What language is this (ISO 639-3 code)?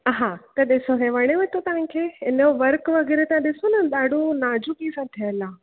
snd